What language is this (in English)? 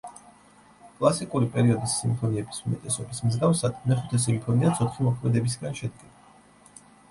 Georgian